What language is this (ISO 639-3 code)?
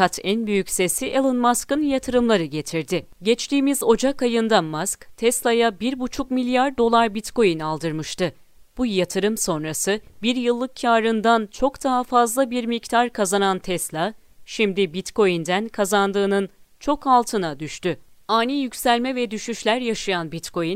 tur